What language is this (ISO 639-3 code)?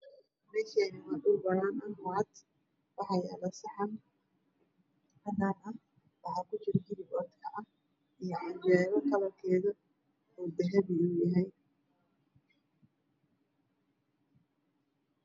som